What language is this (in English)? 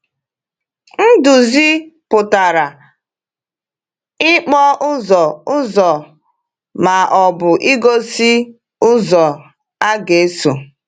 Igbo